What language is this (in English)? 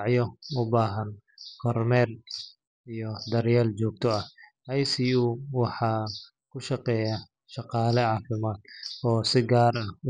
Somali